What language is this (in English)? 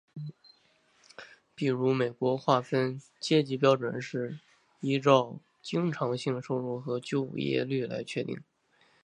Chinese